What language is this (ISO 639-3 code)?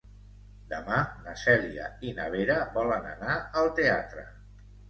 cat